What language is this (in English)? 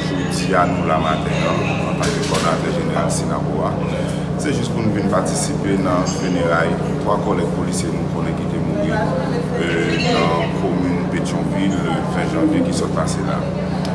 French